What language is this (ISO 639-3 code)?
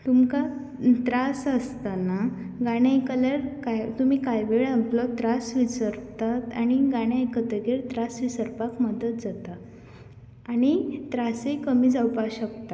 kok